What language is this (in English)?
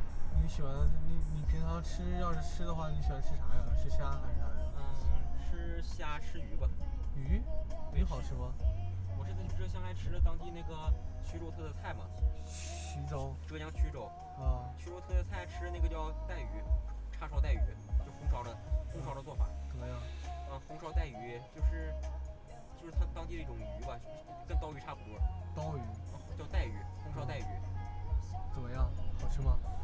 Chinese